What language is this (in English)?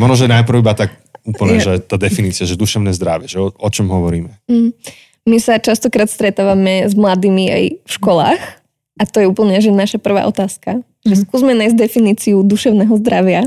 Slovak